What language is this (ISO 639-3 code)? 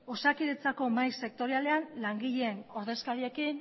eus